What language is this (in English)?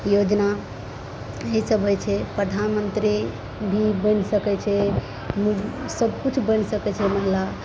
Maithili